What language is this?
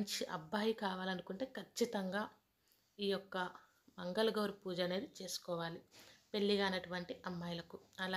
Telugu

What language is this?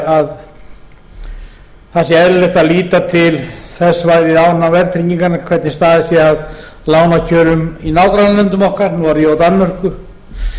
Icelandic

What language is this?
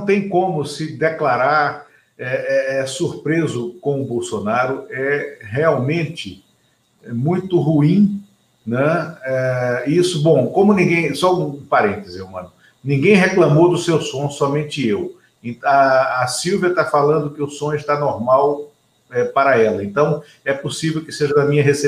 Portuguese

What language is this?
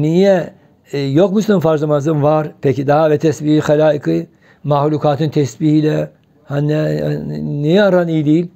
Turkish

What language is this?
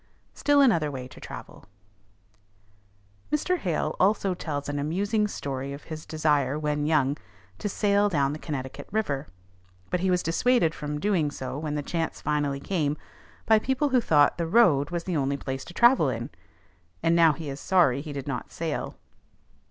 English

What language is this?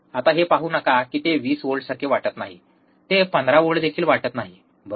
Marathi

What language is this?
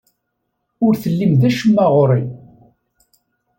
Kabyle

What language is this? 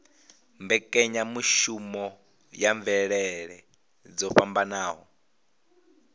Venda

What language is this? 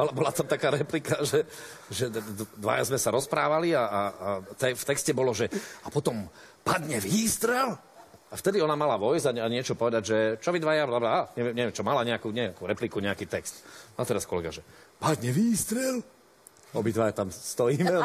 Slovak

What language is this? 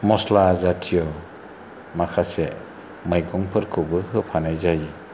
Bodo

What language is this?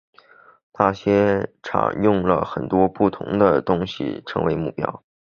Chinese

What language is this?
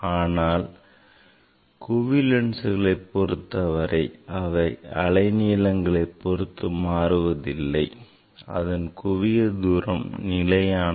Tamil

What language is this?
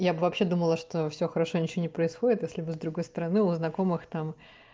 Russian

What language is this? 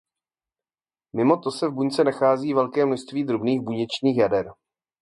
Czech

